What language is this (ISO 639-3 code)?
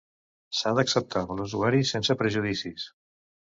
cat